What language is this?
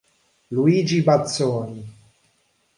Italian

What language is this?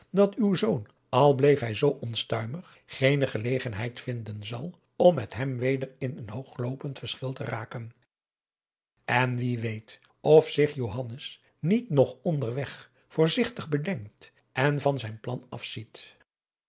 Dutch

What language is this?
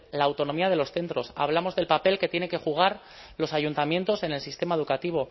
Spanish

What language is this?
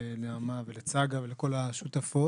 Hebrew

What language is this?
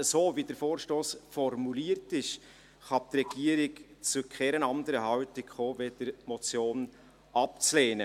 Swiss German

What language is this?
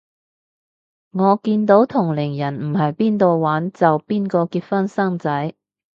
Cantonese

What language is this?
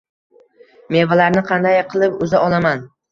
Uzbek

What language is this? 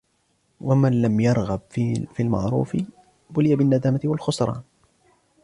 Arabic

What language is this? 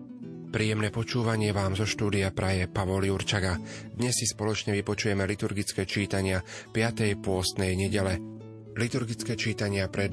Slovak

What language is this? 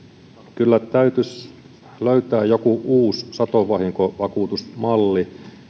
Finnish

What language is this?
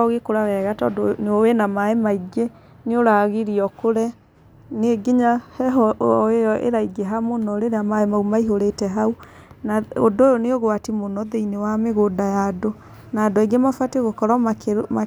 Kikuyu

